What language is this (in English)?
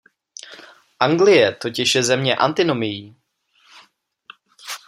Czech